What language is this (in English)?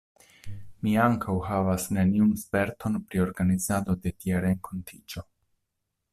Esperanto